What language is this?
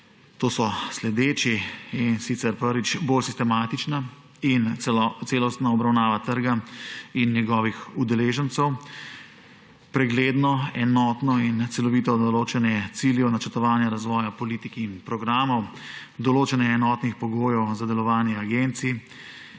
Slovenian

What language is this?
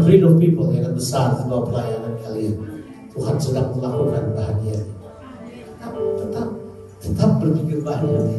Indonesian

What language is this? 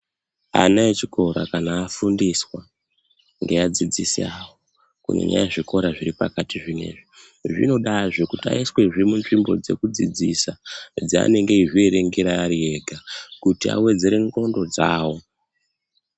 Ndau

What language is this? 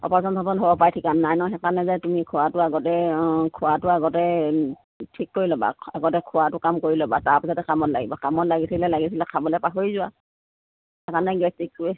Assamese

